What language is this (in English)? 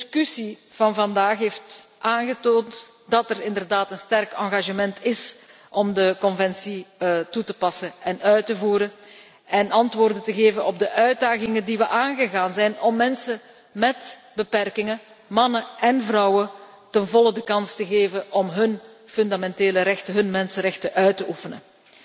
Dutch